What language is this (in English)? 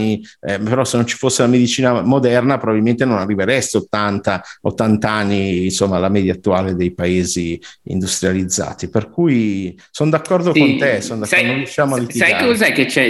Italian